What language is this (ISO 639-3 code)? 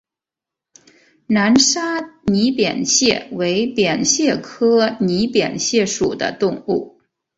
zho